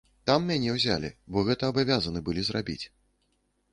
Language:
Belarusian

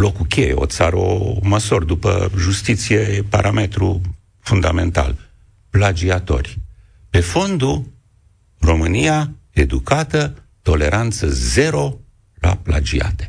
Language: Romanian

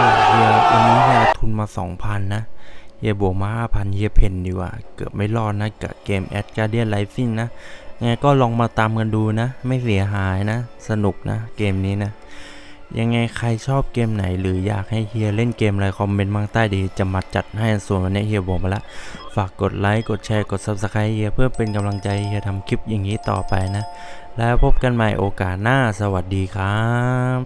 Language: Thai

